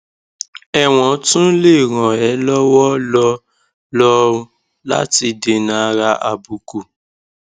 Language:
Yoruba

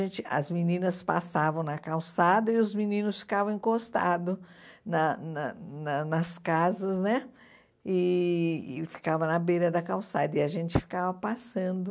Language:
Portuguese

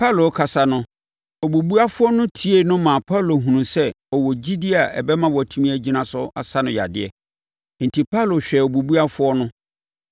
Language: Akan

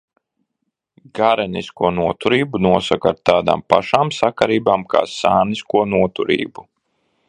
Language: Latvian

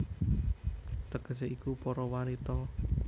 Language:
Javanese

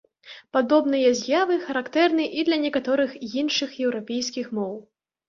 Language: Belarusian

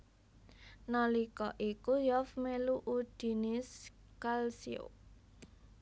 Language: Javanese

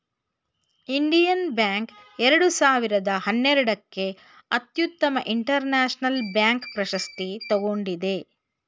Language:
Kannada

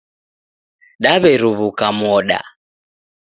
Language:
Taita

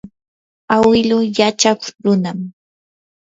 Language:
Yanahuanca Pasco Quechua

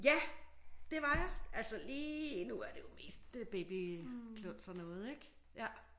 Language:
Danish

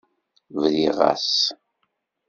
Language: Kabyle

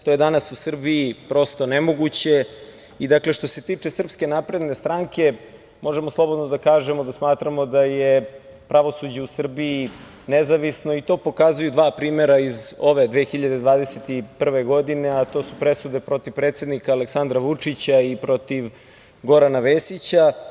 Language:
Serbian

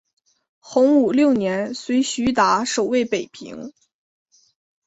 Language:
Chinese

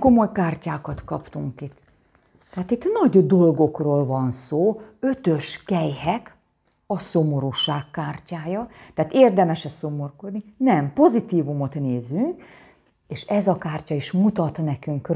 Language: Hungarian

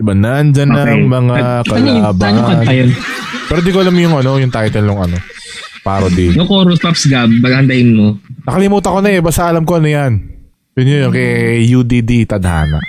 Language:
Filipino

